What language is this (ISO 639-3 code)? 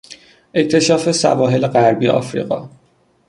fas